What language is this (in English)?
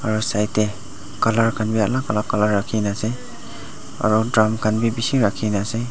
Naga Pidgin